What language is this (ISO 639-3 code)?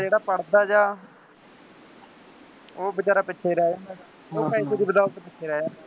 pan